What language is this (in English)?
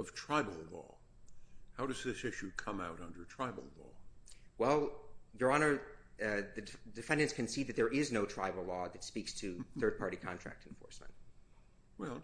English